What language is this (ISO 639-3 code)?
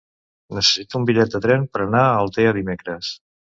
cat